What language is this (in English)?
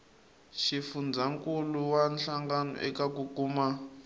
Tsonga